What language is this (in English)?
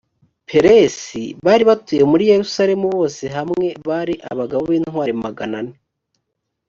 Kinyarwanda